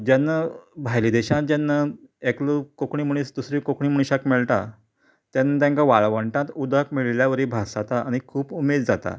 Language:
Konkani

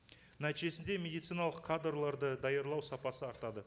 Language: Kazakh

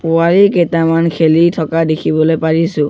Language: Assamese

